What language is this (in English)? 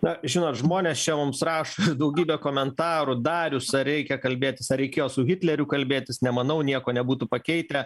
Lithuanian